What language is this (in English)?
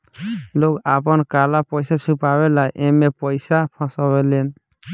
Bhojpuri